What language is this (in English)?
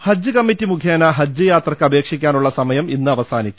Malayalam